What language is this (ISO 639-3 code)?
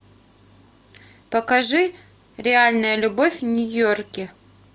rus